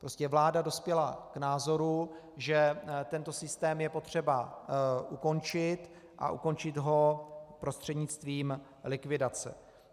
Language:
Czech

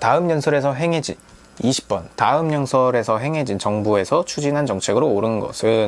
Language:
Korean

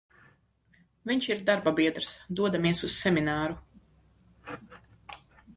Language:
Latvian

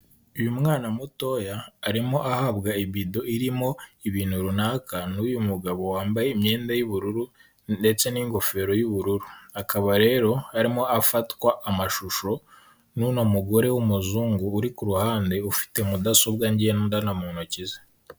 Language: Kinyarwanda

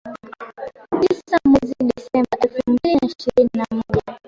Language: Swahili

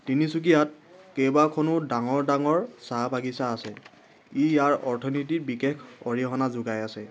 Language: Assamese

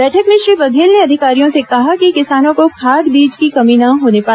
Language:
Hindi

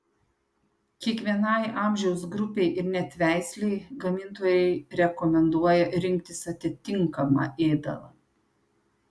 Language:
Lithuanian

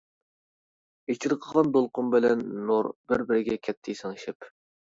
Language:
Uyghur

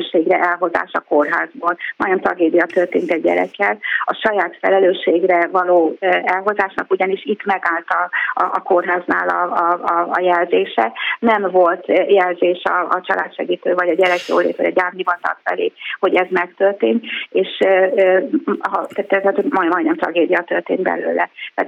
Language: Hungarian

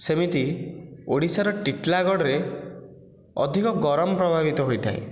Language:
Odia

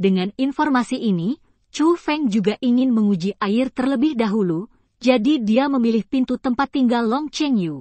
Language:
Indonesian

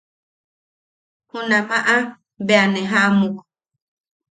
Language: Yaqui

